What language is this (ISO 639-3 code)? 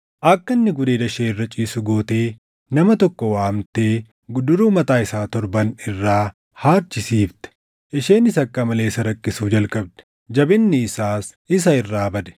orm